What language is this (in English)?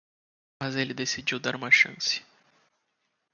Portuguese